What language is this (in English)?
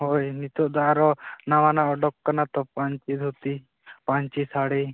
Santali